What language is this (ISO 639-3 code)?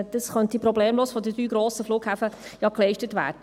gsw